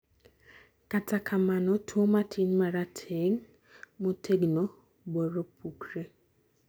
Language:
Luo (Kenya and Tanzania)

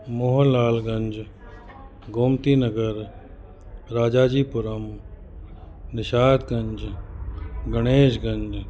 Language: Sindhi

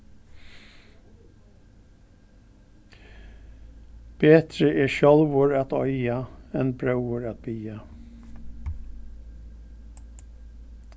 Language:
Faroese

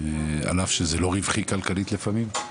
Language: Hebrew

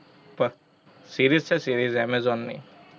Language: Gujarati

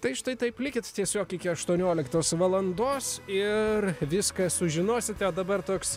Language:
Lithuanian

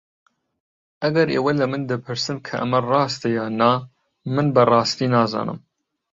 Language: Central Kurdish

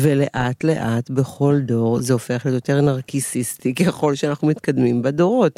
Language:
Hebrew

